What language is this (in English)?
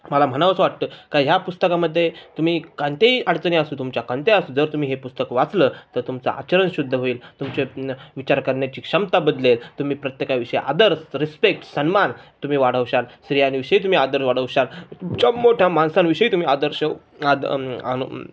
Marathi